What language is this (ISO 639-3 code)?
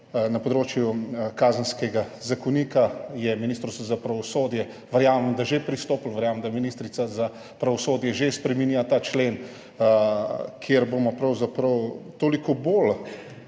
slv